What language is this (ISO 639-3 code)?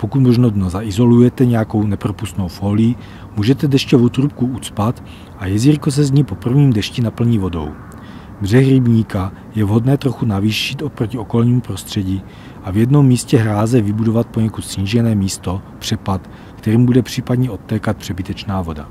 ces